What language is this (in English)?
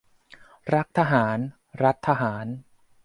Thai